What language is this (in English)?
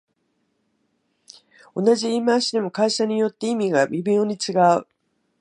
Japanese